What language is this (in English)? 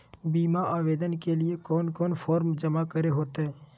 Magahi